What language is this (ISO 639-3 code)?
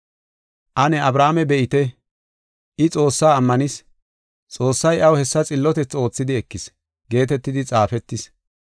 gof